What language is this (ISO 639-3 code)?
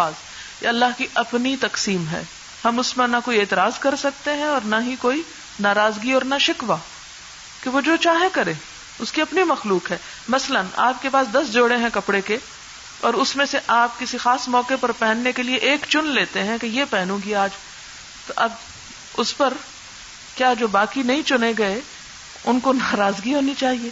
urd